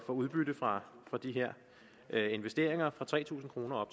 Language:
Danish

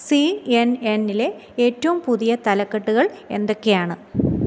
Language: Malayalam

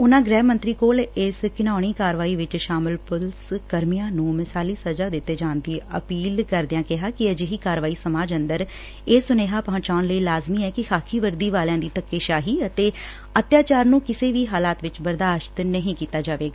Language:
Punjabi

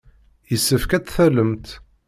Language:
Kabyle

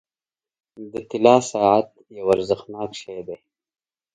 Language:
Pashto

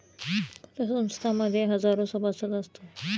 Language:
Marathi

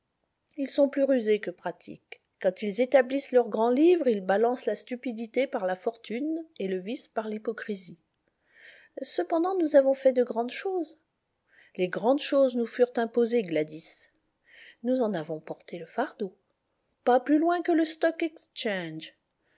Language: French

